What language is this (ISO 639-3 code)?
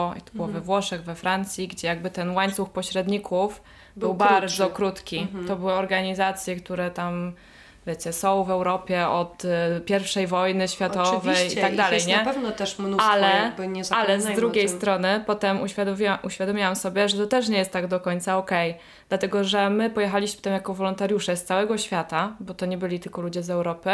pol